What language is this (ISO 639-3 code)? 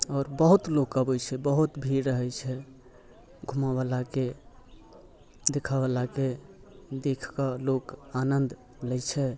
mai